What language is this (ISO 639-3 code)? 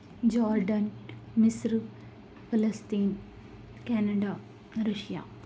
urd